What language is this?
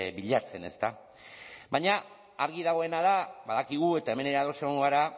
Basque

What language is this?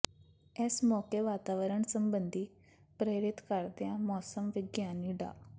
Punjabi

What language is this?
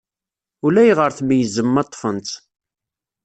Kabyle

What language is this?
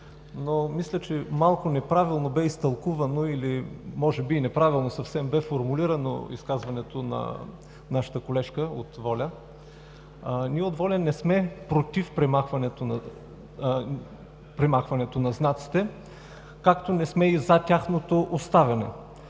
Bulgarian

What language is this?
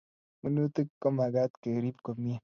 Kalenjin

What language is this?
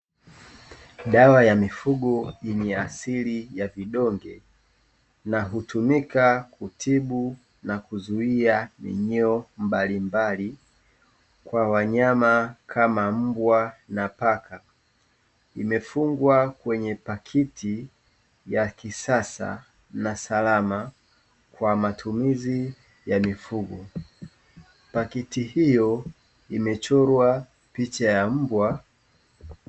Swahili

